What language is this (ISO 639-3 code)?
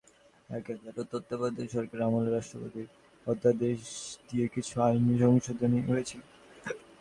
ben